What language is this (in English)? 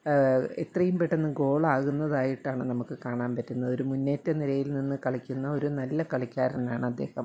Malayalam